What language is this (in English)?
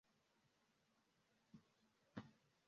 Esperanto